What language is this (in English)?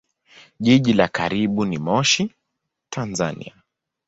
Swahili